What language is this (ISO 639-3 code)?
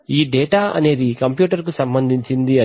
tel